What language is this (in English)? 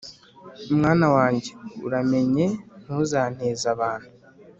Kinyarwanda